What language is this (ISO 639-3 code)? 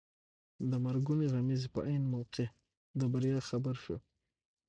pus